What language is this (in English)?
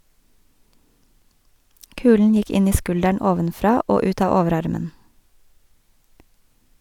Norwegian